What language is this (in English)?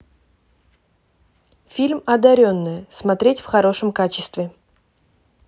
Russian